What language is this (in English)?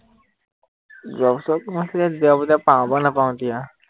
Assamese